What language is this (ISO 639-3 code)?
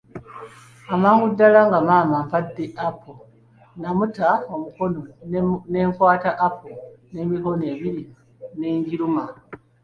lug